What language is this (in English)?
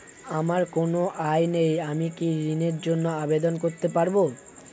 Bangla